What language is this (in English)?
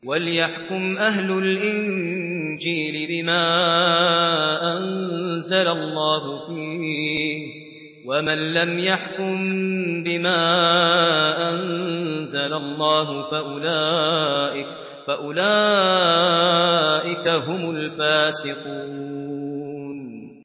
Arabic